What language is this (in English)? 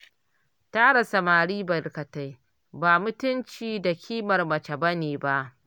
Hausa